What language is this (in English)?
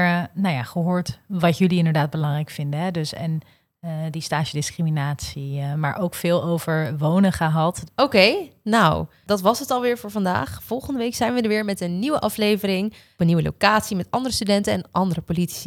Dutch